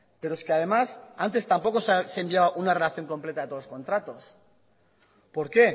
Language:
Spanish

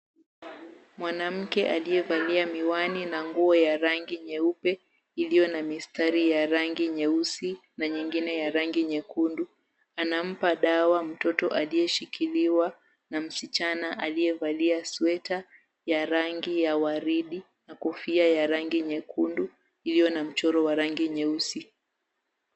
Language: Swahili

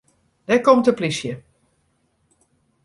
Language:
Western Frisian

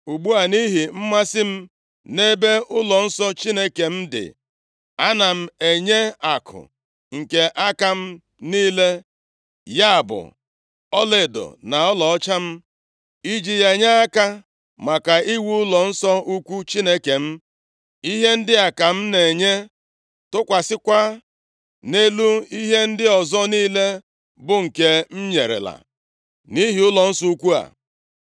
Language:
Igbo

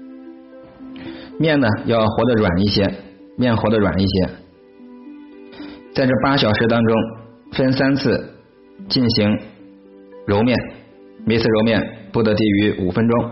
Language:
Chinese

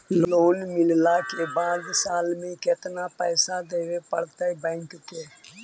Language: Magahi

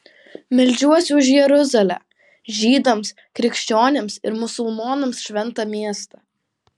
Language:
Lithuanian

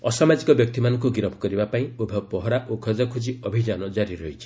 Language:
Odia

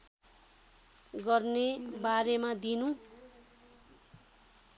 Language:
Nepali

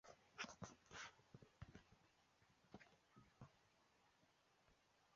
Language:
Chinese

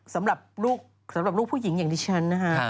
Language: Thai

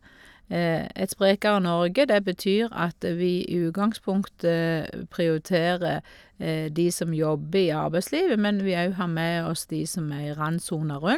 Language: Norwegian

